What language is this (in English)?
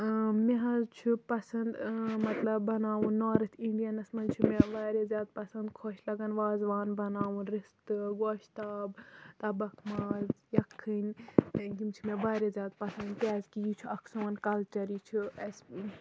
Kashmiri